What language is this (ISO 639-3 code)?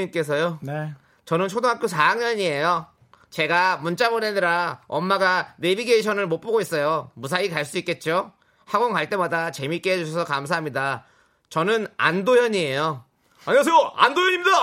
kor